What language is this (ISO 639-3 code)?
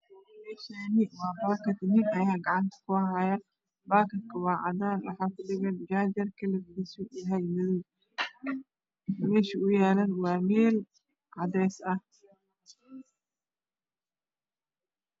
som